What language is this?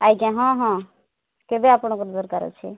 Odia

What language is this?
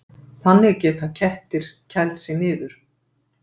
Icelandic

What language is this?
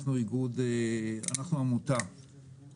Hebrew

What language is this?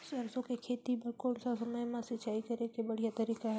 Chhattisgarhi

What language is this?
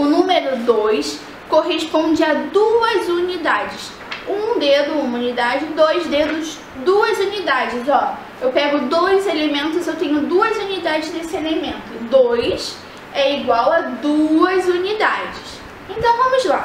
Portuguese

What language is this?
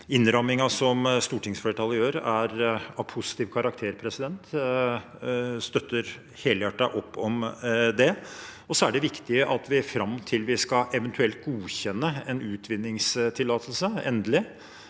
Norwegian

